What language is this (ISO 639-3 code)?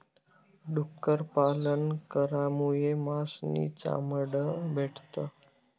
mar